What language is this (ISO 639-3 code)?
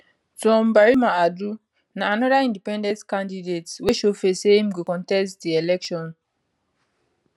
pcm